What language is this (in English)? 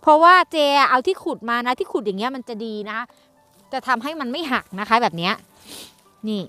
Thai